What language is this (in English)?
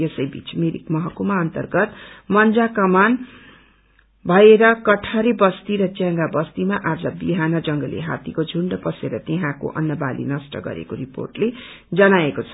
Nepali